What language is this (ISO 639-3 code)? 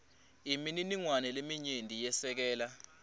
ssw